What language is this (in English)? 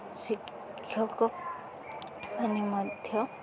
Odia